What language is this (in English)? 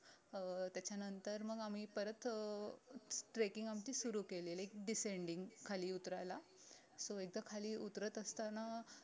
Marathi